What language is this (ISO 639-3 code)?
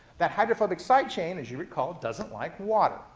eng